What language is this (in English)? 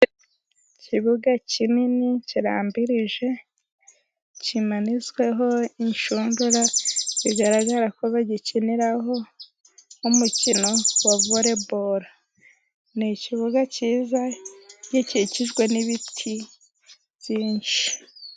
Kinyarwanda